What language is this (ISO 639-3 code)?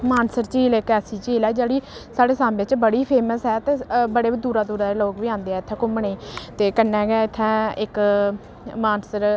doi